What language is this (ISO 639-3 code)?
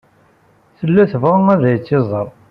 kab